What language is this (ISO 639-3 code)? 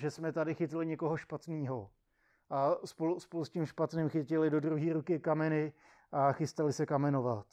ces